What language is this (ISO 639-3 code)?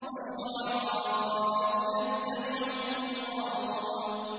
ara